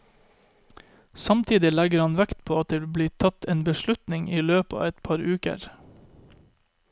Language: Norwegian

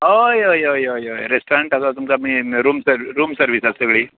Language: Konkani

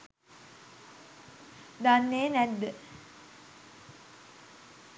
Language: Sinhala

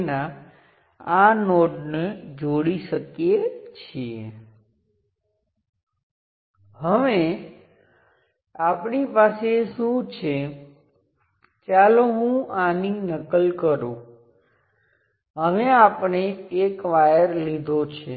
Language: Gujarati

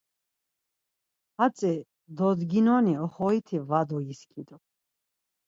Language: Laz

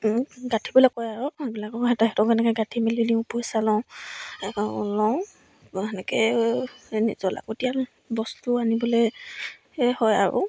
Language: Assamese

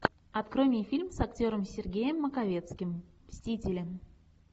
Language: Russian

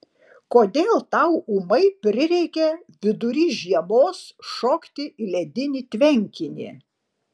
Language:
Lithuanian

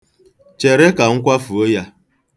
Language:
Igbo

